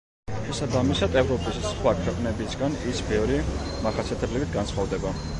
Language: Georgian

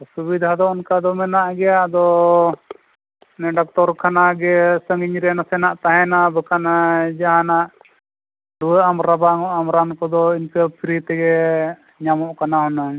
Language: Santali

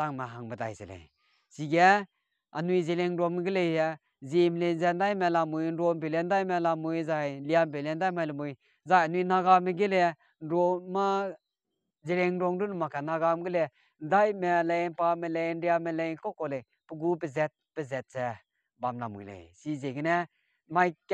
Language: Thai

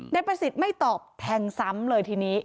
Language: Thai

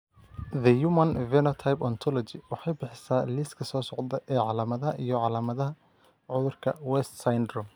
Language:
Somali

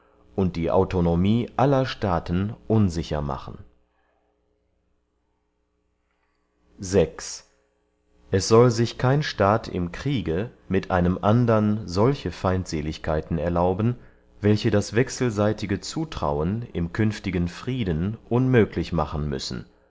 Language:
German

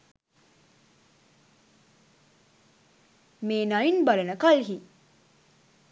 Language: Sinhala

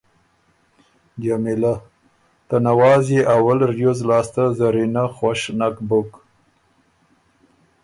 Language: Ormuri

